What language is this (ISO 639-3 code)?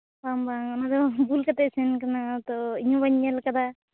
sat